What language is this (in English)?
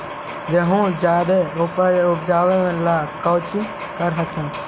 Magahi